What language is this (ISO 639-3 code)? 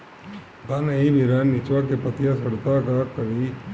bho